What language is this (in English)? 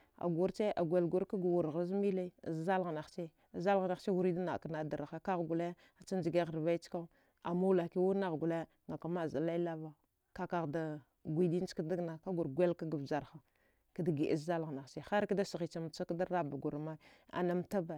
Dghwede